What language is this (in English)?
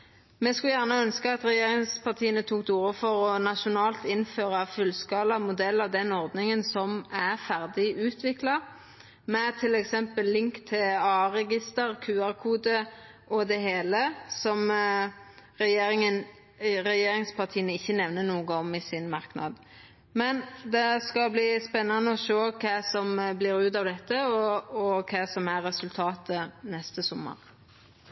Norwegian Nynorsk